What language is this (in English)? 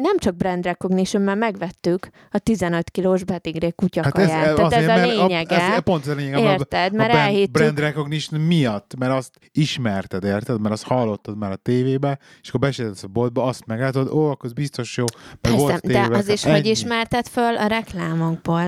Hungarian